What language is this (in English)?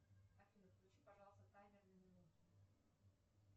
Russian